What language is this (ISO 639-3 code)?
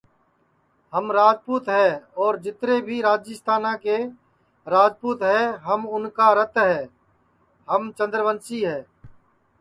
ssi